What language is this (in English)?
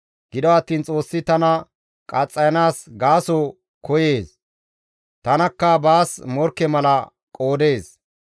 Gamo